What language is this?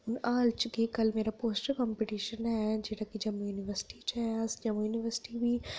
Dogri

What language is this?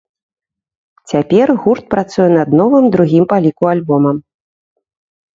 Belarusian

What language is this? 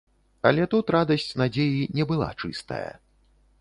Belarusian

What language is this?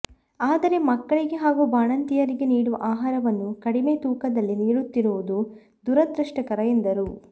Kannada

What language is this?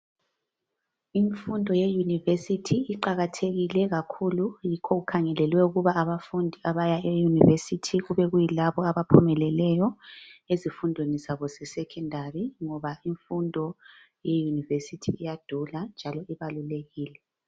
North Ndebele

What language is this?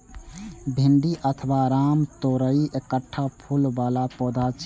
Maithili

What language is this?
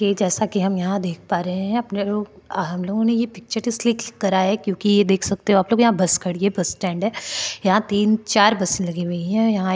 Hindi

